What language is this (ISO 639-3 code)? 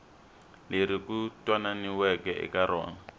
tso